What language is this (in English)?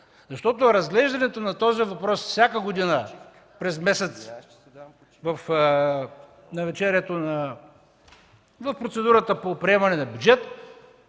Bulgarian